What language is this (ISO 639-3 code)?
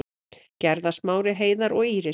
isl